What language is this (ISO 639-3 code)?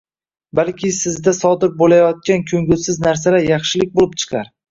uzb